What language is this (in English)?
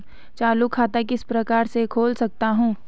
Hindi